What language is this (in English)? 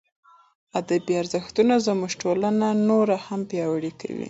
Pashto